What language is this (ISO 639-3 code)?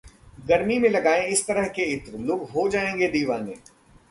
hin